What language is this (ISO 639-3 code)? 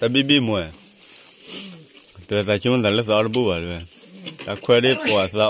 tha